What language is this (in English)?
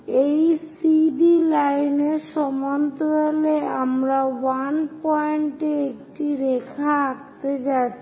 Bangla